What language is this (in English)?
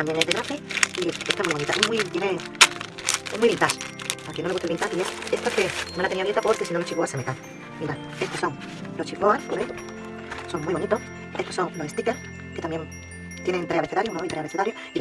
Spanish